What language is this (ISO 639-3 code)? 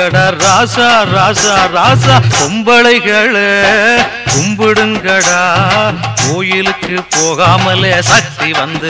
tam